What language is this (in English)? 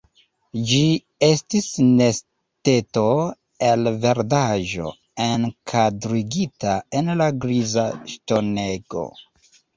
Esperanto